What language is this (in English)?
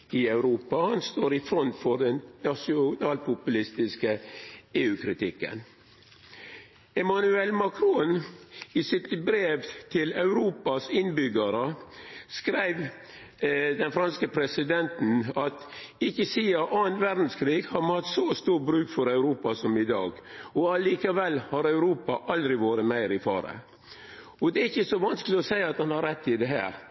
Norwegian Nynorsk